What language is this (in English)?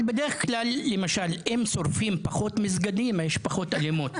Hebrew